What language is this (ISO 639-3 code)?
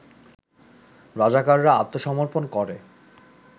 ben